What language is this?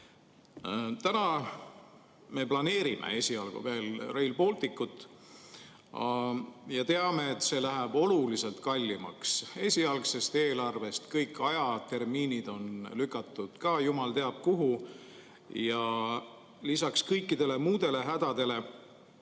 Estonian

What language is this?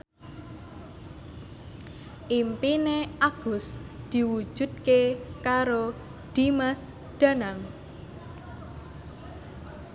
Javanese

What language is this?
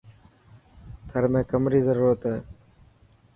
Dhatki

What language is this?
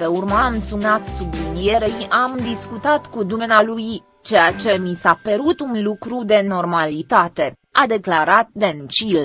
Romanian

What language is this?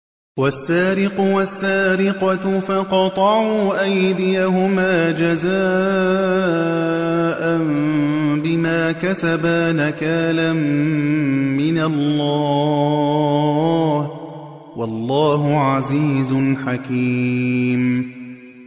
Arabic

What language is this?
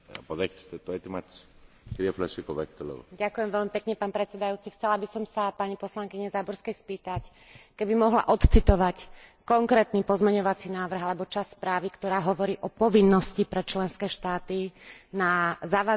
Slovak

